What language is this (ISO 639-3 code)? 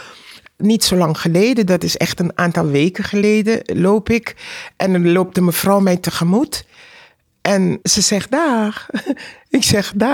nld